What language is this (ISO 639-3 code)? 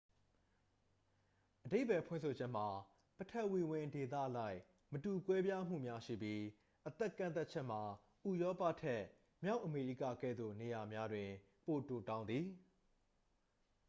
mya